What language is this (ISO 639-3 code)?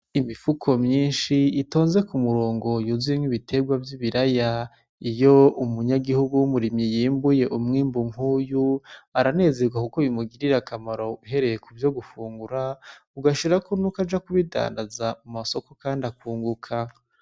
run